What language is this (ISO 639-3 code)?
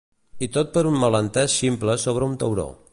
cat